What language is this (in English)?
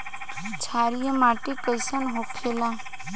Bhojpuri